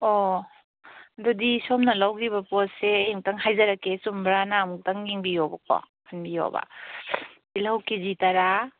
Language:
Manipuri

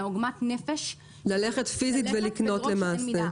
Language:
Hebrew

